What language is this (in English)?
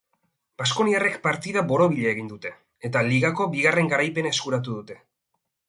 Basque